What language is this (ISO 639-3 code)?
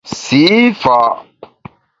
bax